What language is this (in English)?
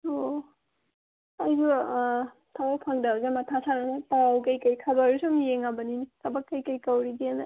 Manipuri